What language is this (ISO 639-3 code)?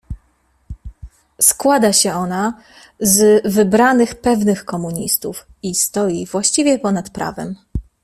pol